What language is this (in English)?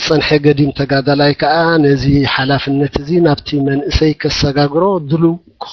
Arabic